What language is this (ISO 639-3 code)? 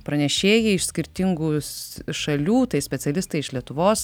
lit